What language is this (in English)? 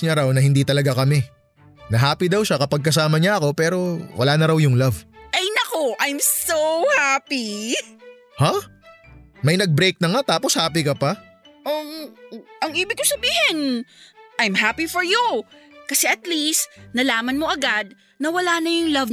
Filipino